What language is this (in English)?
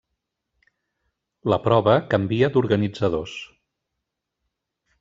Catalan